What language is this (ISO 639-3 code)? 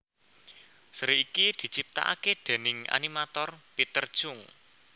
jav